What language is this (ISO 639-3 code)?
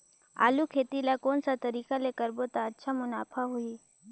hne